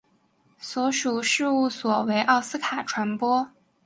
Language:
Chinese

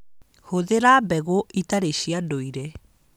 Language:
Kikuyu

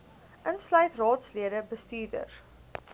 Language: Afrikaans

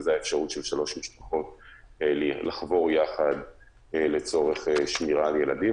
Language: Hebrew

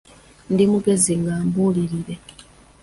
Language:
Ganda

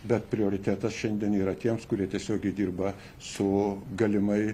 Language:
Lithuanian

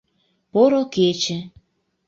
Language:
Mari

